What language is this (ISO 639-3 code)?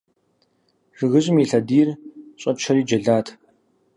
kbd